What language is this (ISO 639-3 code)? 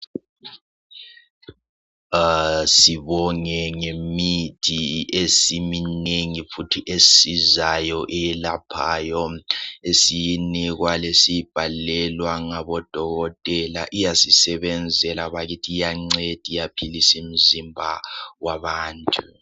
nde